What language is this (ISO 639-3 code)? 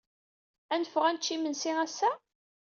kab